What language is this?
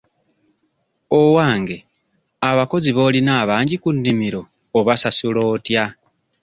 Ganda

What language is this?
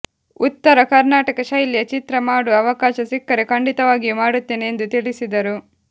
Kannada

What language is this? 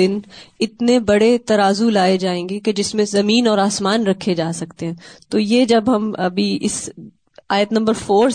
Urdu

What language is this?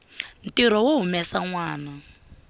Tsonga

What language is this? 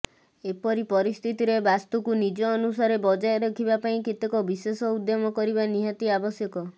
Odia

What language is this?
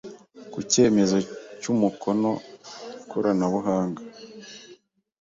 Kinyarwanda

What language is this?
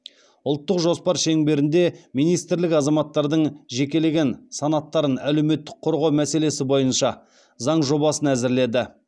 Kazakh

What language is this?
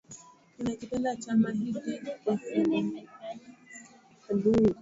Swahili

